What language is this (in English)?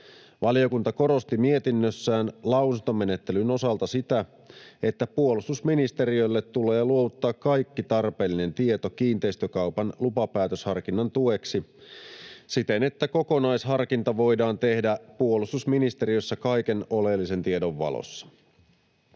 Finnish